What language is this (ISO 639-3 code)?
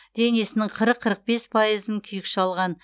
kaz